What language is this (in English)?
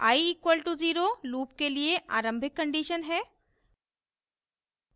Hindi